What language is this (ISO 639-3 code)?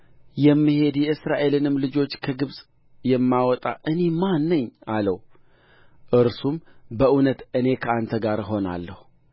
amh